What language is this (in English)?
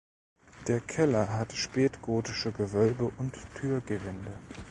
German